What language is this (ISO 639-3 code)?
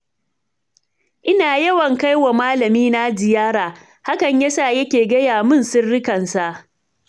hau